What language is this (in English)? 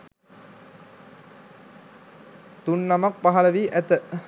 Sinhala